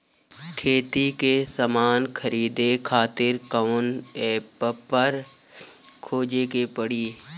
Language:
Bhojpuri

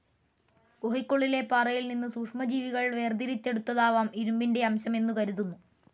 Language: Malayalam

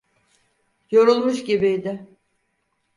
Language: Turkish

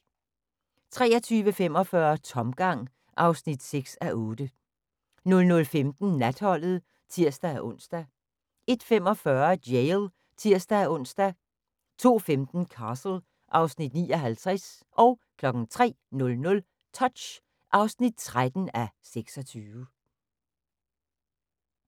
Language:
Danish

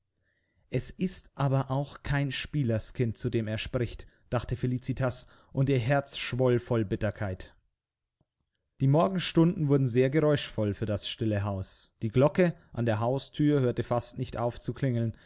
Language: German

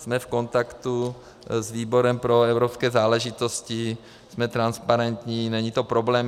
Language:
Czech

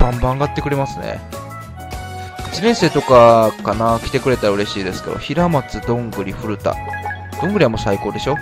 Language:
Japanese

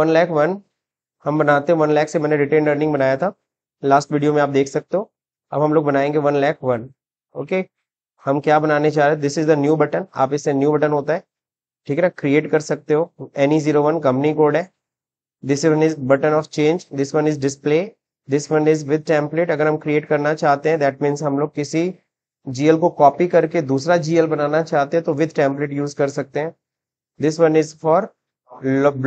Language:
Hindi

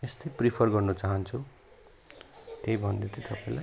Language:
Nepali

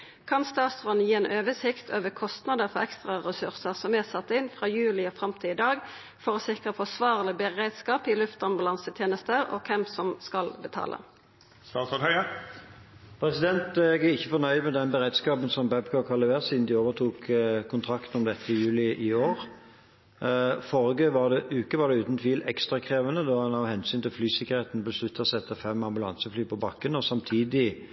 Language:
Norwegian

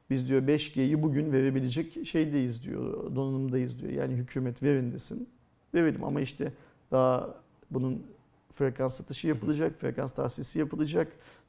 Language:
Turkish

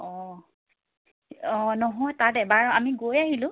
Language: Assamese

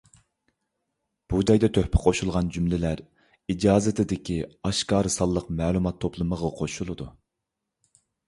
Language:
Uyghur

